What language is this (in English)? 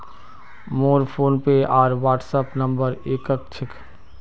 Magahi